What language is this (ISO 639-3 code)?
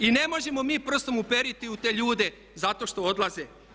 hrv